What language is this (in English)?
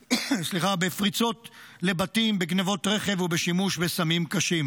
Hebrew